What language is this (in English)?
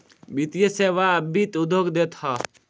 Bhojpuri